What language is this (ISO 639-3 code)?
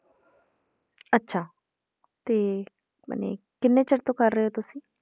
pan